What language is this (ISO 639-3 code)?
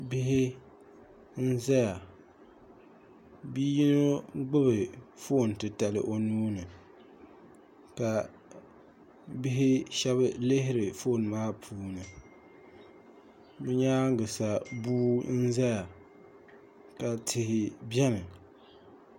dag